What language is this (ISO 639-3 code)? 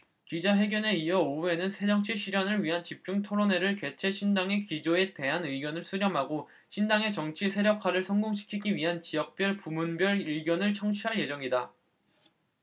kor